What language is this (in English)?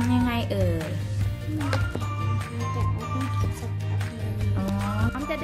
Thai